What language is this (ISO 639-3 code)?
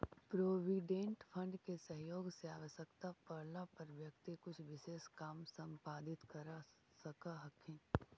mag